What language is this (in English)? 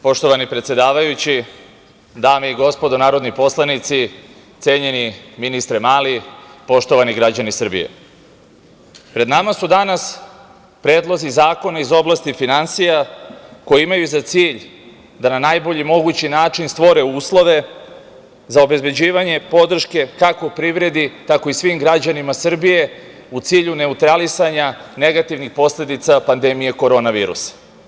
Serbian